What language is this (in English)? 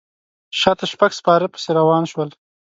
Pashto